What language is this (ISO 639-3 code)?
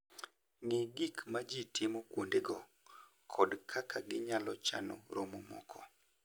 luo